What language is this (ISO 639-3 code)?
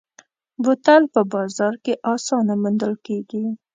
pus